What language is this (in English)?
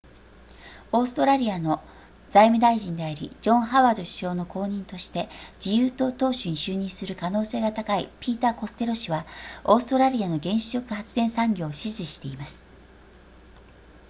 Japanese